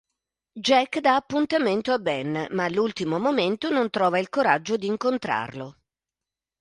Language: Italian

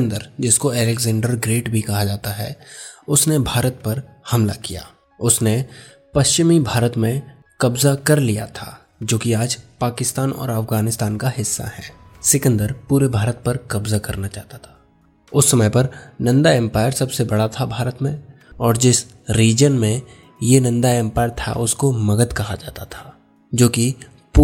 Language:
Hindi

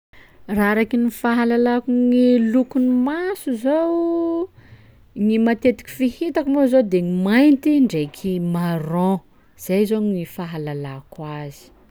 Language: Sakalava Malagasy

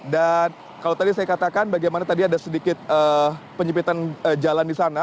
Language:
Indonesian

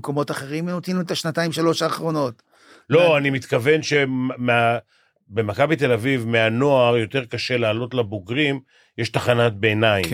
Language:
Hebrew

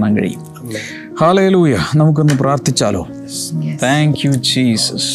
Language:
Malayalam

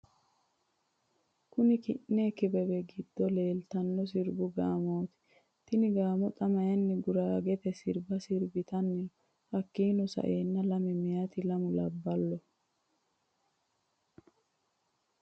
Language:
Sidamo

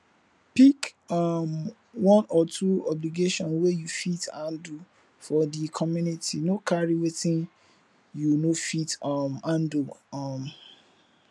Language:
Nigerian Pidgin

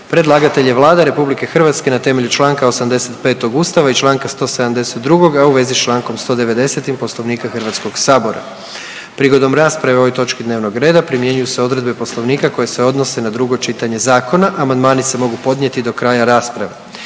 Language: Croatian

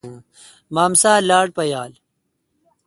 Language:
Kalkoti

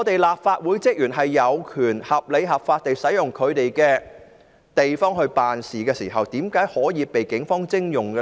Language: Cantonese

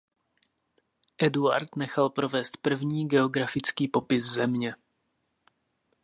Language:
Czech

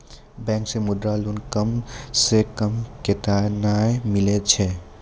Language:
Maithili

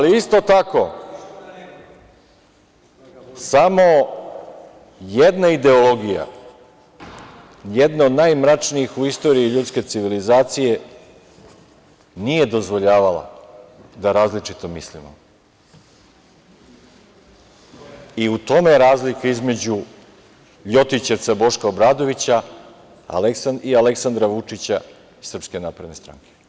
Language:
Serbian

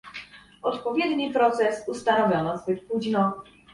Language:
Polish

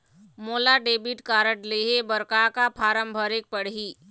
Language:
Chhattisgarhi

